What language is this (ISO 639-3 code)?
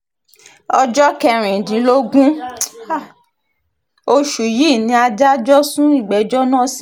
yor